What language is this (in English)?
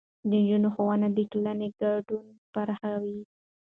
Pashto